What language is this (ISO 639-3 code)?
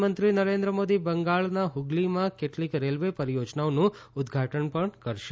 guj